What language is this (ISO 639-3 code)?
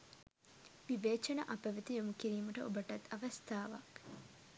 sin